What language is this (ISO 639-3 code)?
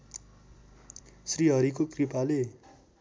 nep